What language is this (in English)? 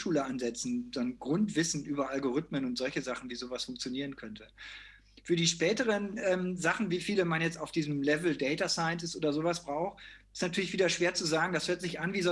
German